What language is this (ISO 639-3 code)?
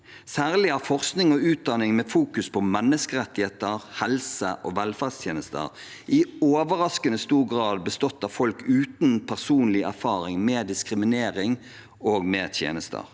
nor